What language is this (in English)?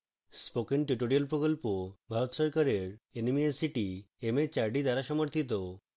Bangla